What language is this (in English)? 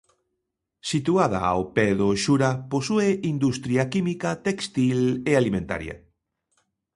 Galician